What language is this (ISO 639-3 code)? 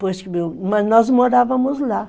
por